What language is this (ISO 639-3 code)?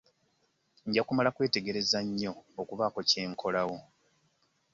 lug